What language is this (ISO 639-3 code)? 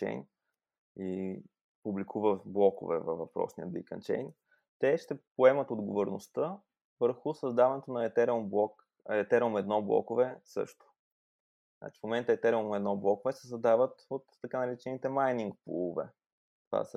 bul